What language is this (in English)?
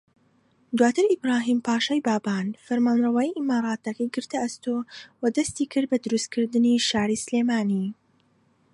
Central Kurdish